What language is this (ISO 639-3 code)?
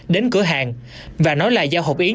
vie